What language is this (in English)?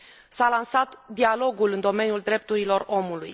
Romanian